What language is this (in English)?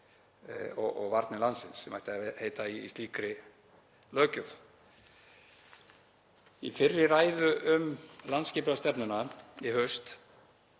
Icelandic